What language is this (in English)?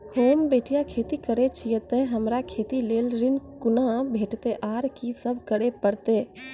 Maithili